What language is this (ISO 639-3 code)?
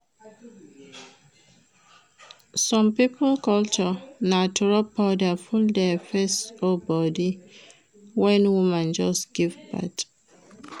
pcm